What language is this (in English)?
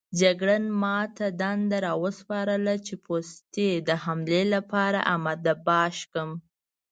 Pashto